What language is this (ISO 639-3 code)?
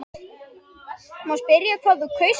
isl